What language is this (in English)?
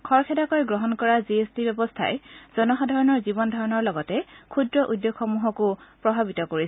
Assamese